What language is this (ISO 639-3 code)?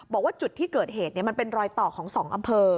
tha